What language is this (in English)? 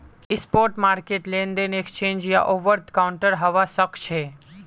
Magahi